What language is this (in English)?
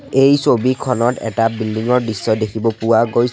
Assamese